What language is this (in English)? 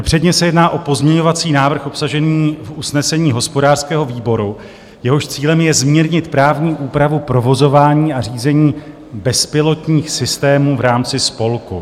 Czech